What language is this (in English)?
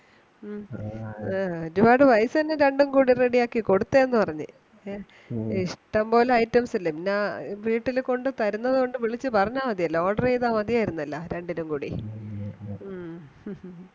Malayalam